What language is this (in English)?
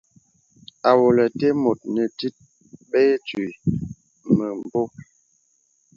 Bebele